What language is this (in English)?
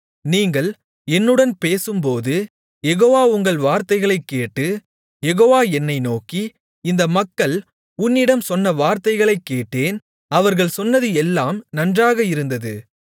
Tamil